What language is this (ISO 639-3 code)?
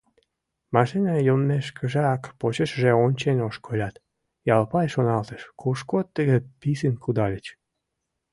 chm